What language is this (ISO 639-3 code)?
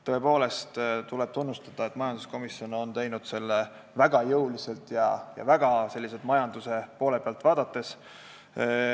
est